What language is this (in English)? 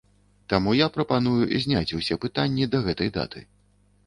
Belarusian